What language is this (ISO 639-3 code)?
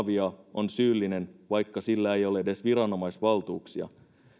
fin